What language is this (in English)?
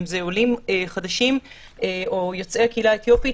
Hebrew